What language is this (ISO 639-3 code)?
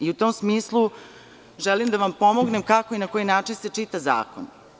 srp